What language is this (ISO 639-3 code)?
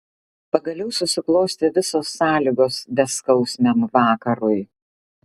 lit